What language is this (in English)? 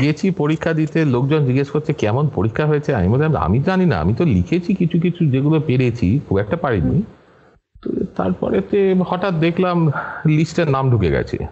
Bangla